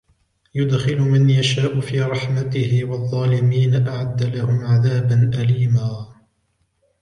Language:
Arabic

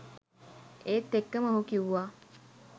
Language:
Sinhala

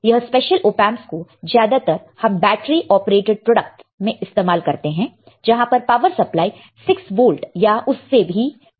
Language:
Hindi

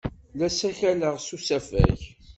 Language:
Kabyle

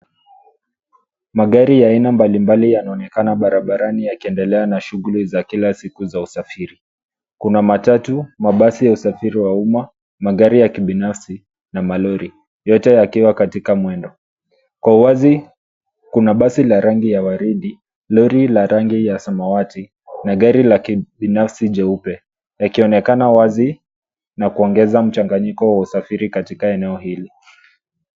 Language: Swahili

